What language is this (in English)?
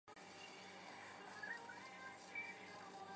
Chinese